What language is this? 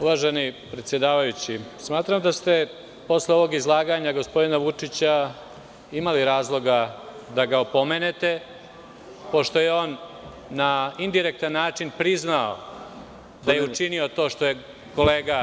Serbian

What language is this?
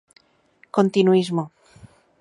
Galician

